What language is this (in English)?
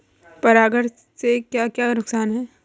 Hindi